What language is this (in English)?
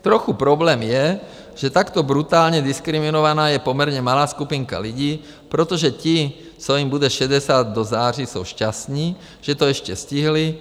Czech